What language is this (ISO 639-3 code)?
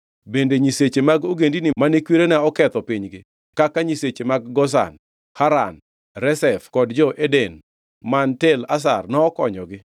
luo